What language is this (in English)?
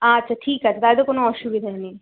Bangla